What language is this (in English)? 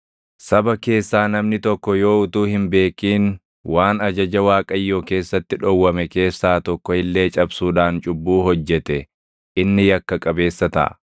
Oromo